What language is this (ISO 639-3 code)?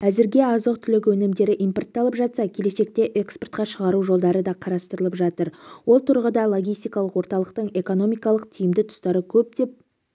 kaz